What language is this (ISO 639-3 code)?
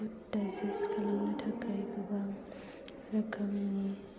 brx